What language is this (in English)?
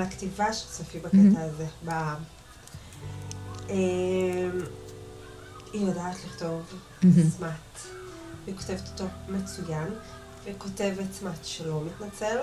Hebrew